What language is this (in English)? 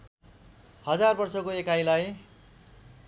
Nepali